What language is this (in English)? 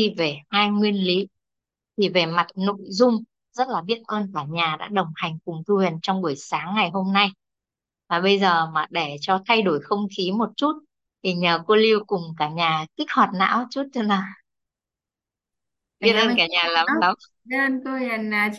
Vietnamese